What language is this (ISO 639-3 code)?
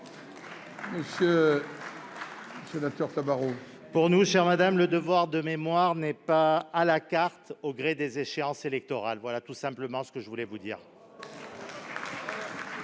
fra